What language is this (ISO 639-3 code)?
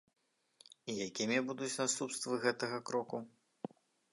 bel